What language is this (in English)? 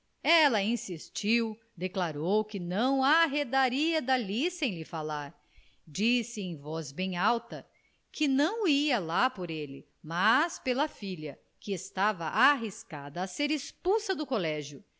Portuguese